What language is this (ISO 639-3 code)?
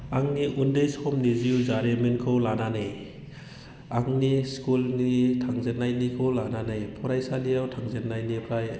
brx